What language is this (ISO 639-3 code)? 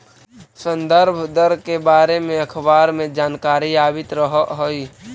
mag